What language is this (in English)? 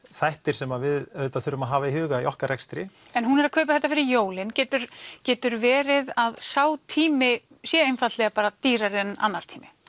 Icelandic